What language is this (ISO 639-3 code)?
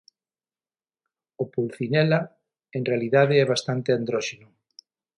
glg